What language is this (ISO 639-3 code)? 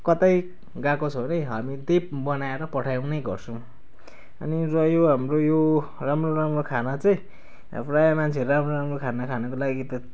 nep